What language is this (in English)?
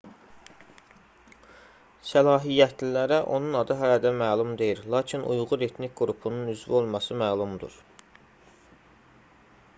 Azerbaijani